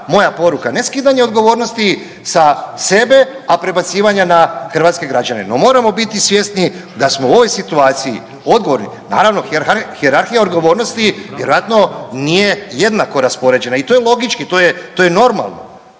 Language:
Croatian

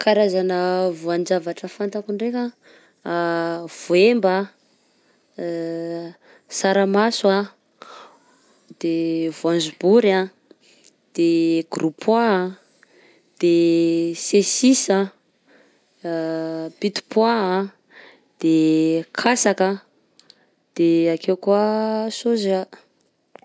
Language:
Southern Betsimisaraka Malagasy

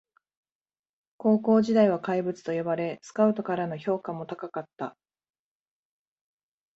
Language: Japanese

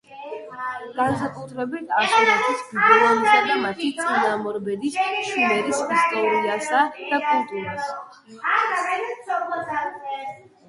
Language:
Georgian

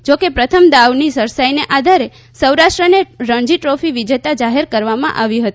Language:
Gujarati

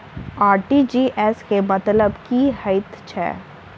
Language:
Maithili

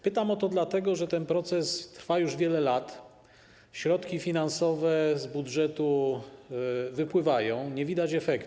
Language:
Polish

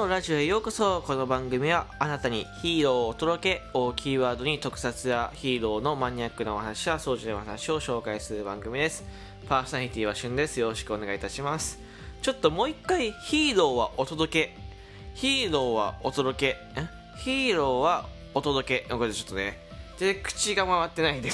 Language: Japanese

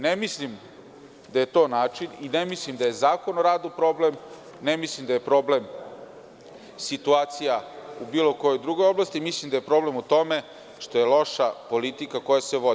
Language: Serbian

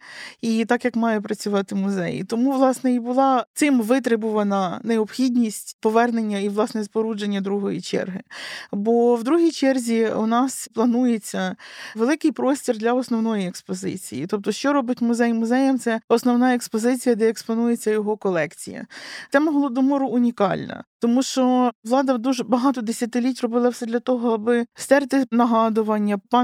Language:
Ukrainian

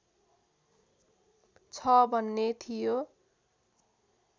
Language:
Nepali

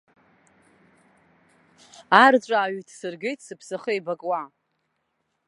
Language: Abkhazian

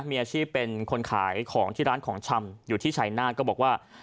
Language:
Thai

